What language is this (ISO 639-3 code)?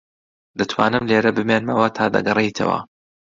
ckb